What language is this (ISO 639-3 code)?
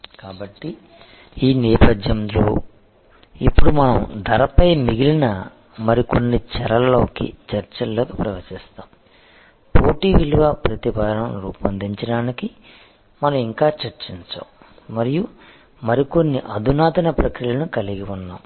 tel